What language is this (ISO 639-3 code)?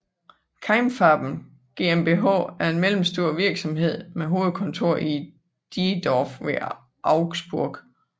dan